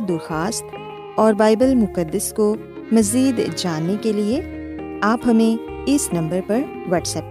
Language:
Urdu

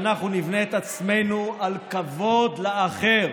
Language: Hebrew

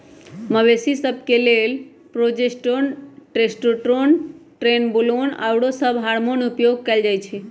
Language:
Magahi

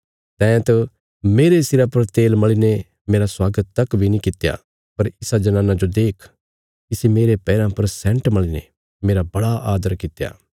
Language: Bilaspuri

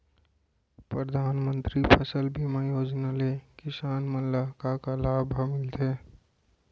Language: Chhattisgarhi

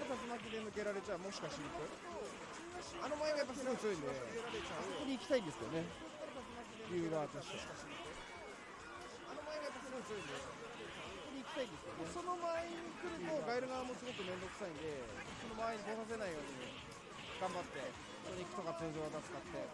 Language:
Japanese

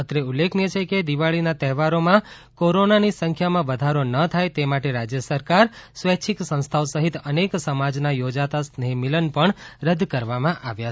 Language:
Gujarati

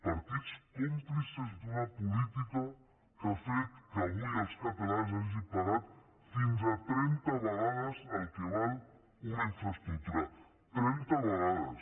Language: Catalan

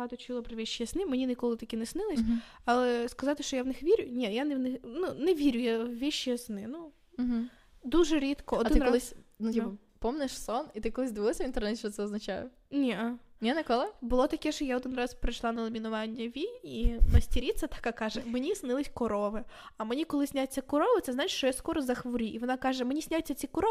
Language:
Ukrainian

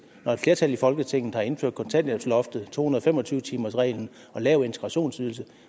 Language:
Danish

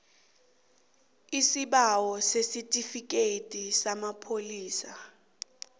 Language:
South Ndebele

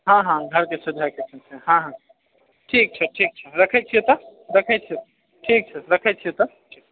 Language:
Maithili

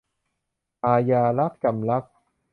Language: Thai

